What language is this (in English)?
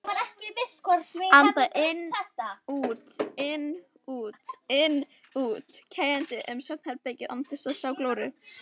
Icelandic